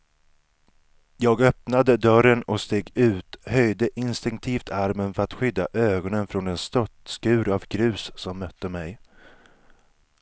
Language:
Swedish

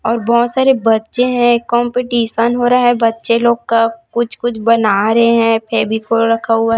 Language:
Hindi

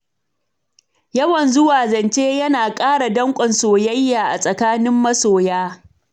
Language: Hausa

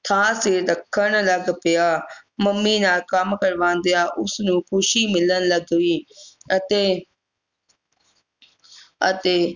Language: Punjabi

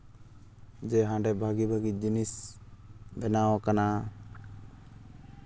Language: Santali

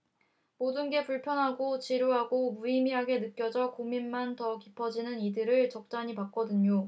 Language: Korean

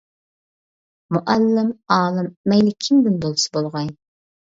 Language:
Uyghur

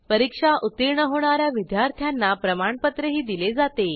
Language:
Marathi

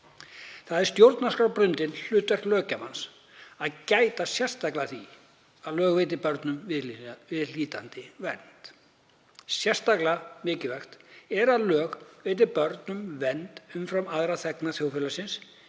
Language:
Icelandic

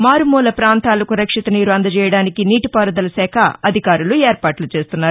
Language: Telugu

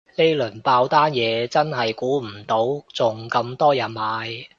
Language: Cantonese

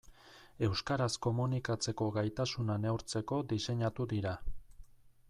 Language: Basque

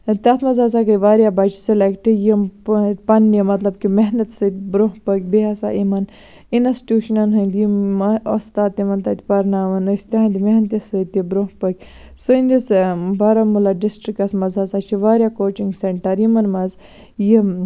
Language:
Kashmiri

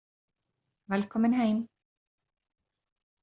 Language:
Icelandic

